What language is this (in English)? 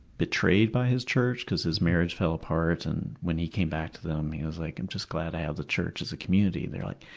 English